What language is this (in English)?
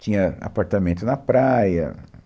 Portuguese